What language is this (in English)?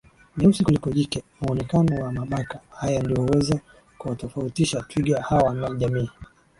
Swahili